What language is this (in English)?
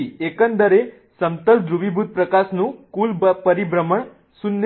Gujarati